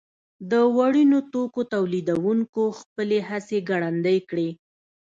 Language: Pashto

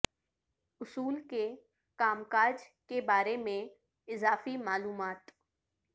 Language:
Urdu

